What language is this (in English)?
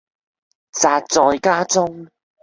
Cantonese